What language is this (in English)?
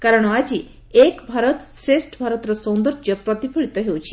Odia